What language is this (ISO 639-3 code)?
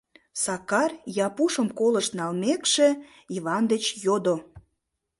chm